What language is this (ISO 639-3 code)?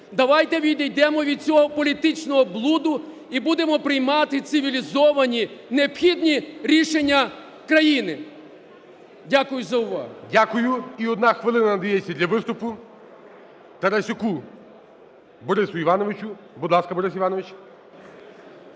ukr